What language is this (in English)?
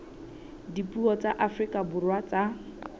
Southern Sotho